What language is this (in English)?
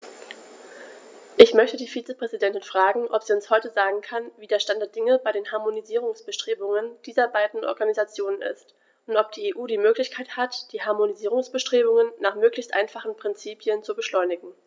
German